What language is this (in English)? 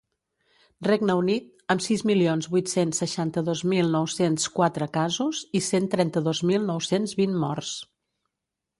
Catalan